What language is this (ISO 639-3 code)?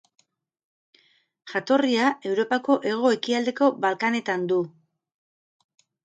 eus